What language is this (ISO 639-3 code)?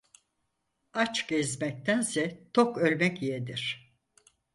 tur